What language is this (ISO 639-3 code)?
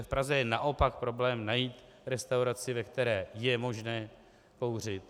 ces